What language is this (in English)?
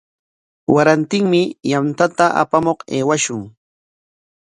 Corongo Ancash Quechua